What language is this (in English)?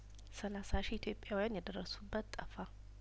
Amharic